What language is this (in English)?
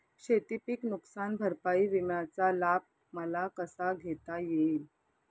Marathi